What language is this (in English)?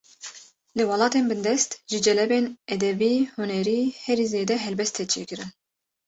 Kurdish